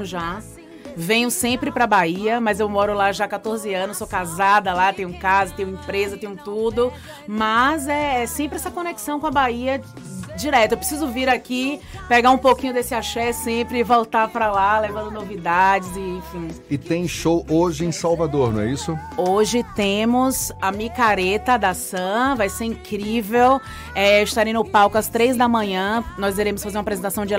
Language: Portuguese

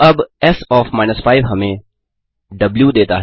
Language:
Hindi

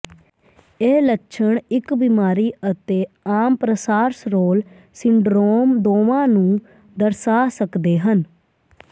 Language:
Punjabi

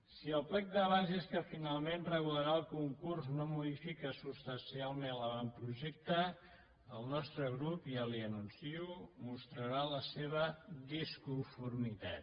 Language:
Catalan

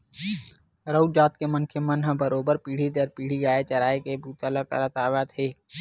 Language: Chhattisgarhi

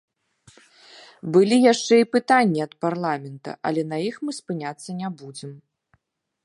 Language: Belarusian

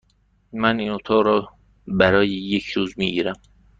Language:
Persian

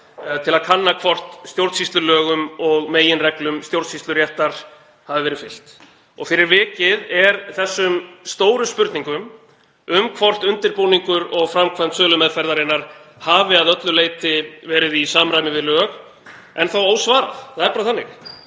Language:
Icelandic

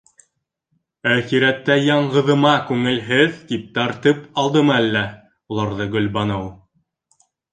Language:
Bashkir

